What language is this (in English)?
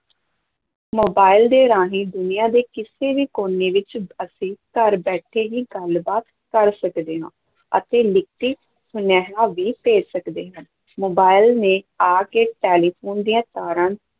Punjabi